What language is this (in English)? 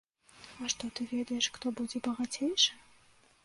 Belarusian